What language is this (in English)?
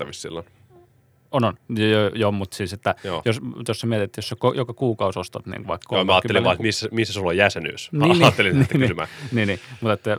Finnish